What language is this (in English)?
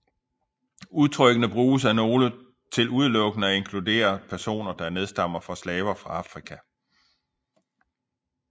Danish